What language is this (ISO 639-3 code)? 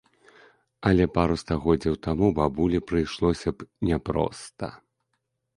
bel